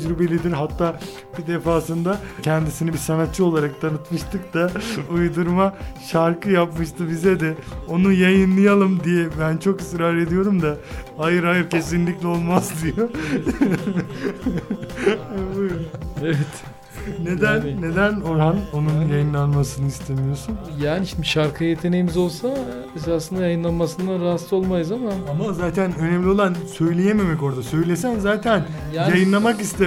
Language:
Turkish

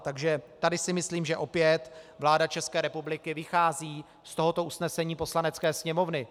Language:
Czech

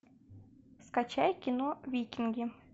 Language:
Russian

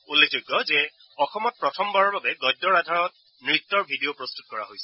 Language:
Assamese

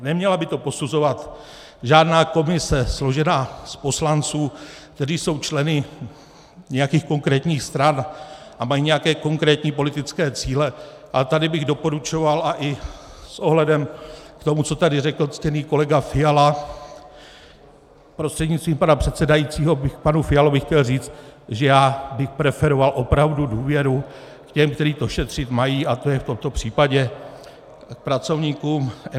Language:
Czech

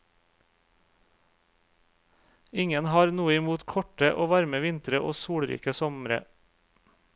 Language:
Norwegian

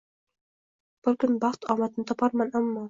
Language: Uzbek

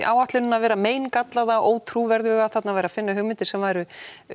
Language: Icelandic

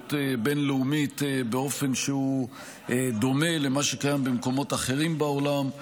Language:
Hebrew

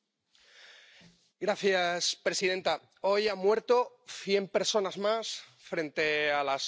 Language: Spanish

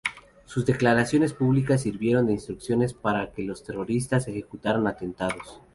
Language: Spanish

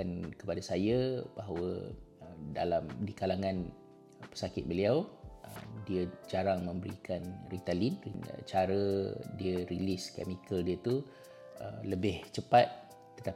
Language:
Malay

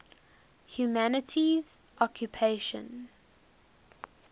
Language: English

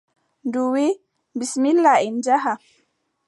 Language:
Adamawa Fulfulde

